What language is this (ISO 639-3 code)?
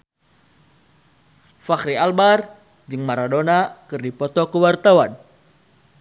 sun